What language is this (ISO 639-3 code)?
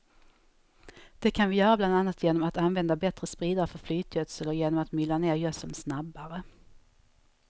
swe